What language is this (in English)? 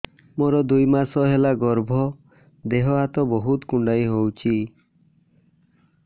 Odia